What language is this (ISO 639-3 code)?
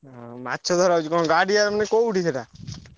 ori